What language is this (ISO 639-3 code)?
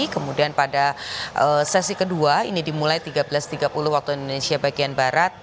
ind